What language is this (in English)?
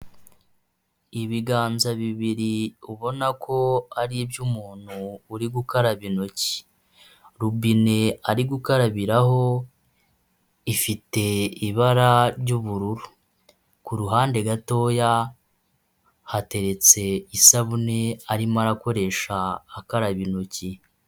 Kinyarwanda